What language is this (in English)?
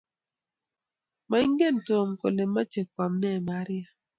Kalenjin